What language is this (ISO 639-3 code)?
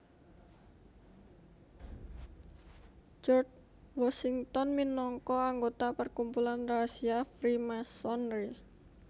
jav